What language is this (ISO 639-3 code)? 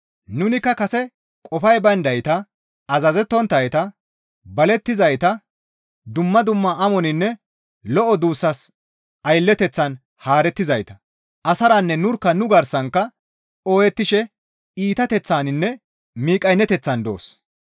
gmv